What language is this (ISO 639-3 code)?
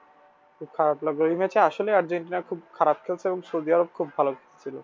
ben